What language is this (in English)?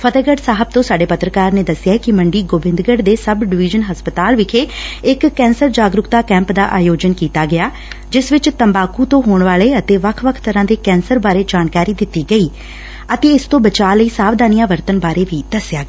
Punjabi